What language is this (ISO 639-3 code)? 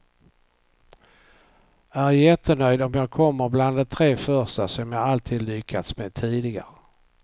swe